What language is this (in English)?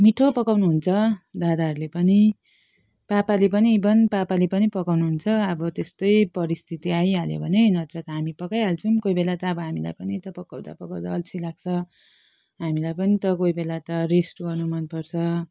Nepali